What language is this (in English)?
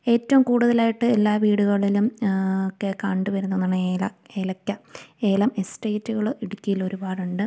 Malayalam